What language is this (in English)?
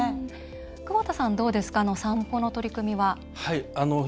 Japanese